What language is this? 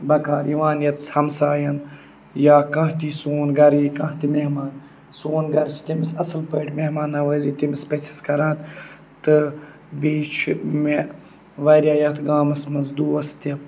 Kashmiri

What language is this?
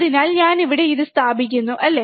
Malayalam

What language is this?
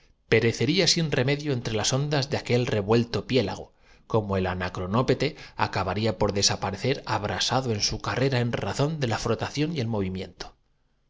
Spanish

